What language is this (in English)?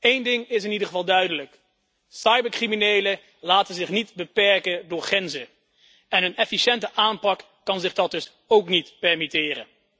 Dutch